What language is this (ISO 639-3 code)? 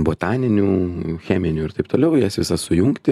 lit